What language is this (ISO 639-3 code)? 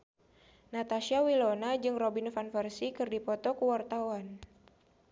sun